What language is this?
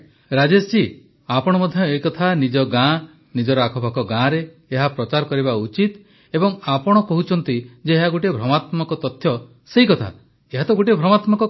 Odia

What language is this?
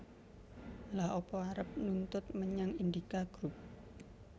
Javanese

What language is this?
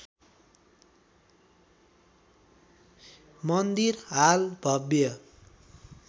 Nepali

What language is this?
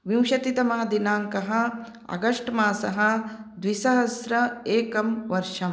Sanskrit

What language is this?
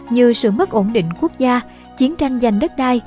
Vietnamese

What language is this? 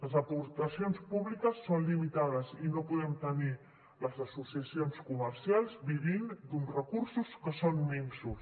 Catalan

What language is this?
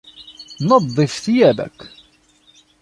Arabic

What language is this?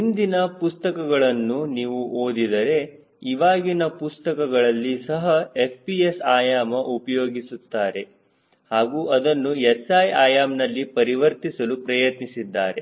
Kannada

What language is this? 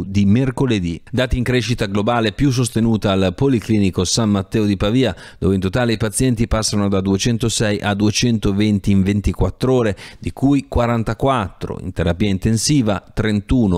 Italian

